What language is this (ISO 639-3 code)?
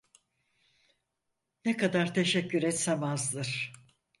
tur